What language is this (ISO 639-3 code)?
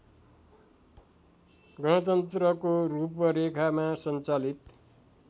nep